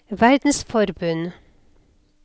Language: Norwegian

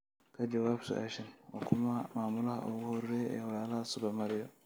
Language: Somali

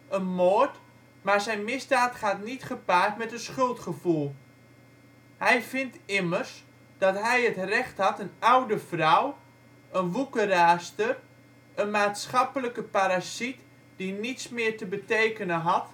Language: Dutch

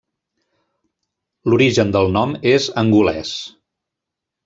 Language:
Catalan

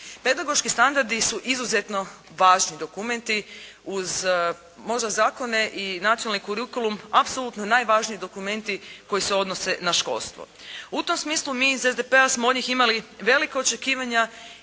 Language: Croatian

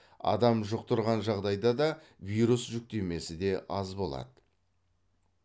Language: Kazakh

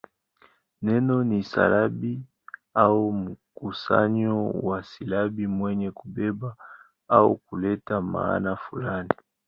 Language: Swahili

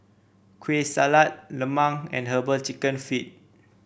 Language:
English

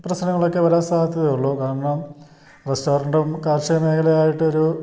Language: Malayalam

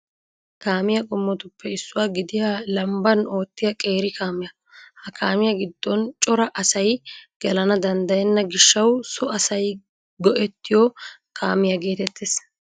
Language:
Wolaytta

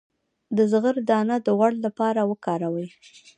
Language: Pashto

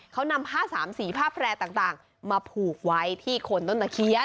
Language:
Thai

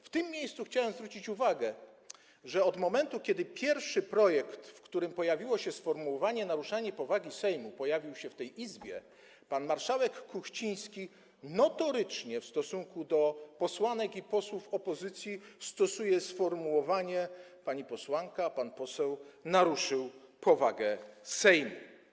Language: Polish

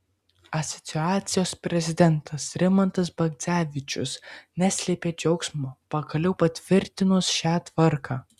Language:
Lithuanian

